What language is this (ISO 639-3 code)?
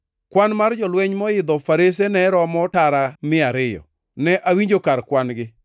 luo